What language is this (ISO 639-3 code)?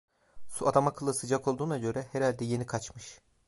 tur